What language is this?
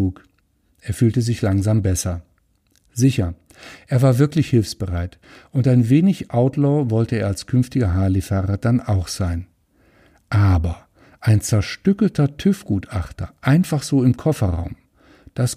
German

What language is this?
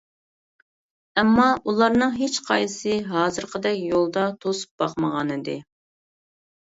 Uyghur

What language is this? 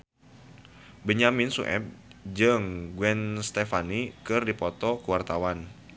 Sundanese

